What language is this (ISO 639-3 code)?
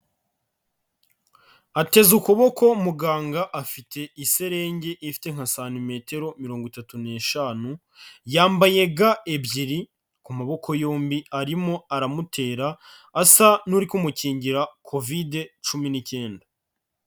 kin